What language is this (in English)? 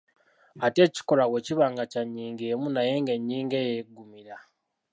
Ganda